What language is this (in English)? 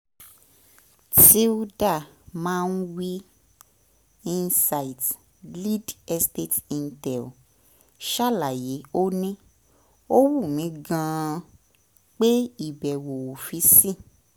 Yoruba